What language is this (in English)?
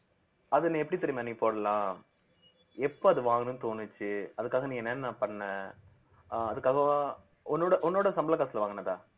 Tamil